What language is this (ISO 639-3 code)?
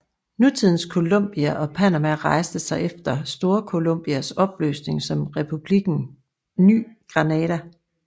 dan